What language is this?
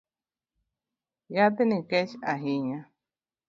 Luo (Kenya and Tanzania)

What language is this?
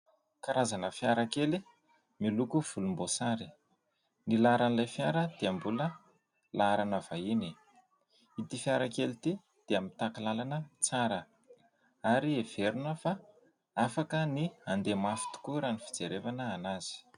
Malagasy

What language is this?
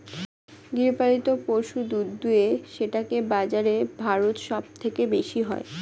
Bangla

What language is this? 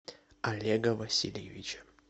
Russian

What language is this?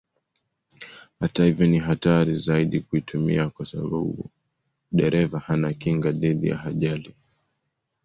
Swahili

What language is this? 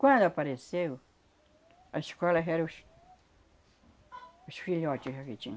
Portuguese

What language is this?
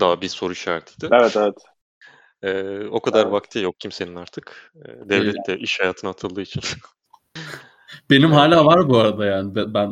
Turkish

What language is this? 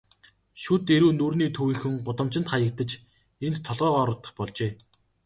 Mongolian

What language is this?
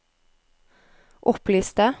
Norwegian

